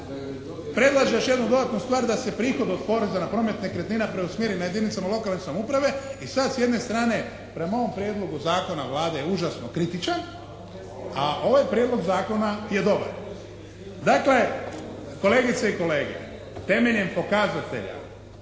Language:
Croatian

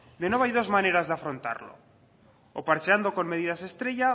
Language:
Spanish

